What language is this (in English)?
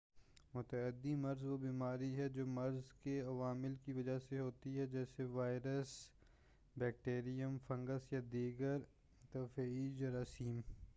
Urdu